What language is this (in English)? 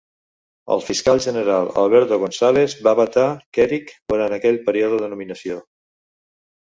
Catalan